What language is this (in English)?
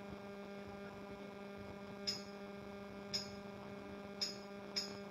Kannada